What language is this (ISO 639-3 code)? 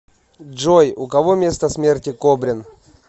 rus